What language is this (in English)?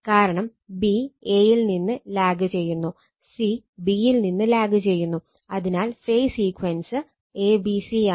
Malayalam